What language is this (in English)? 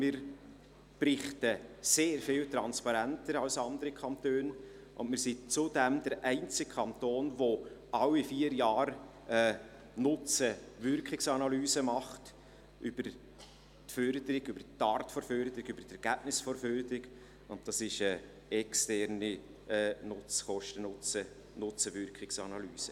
Swiss German